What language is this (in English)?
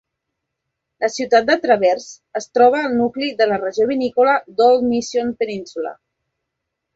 Catalan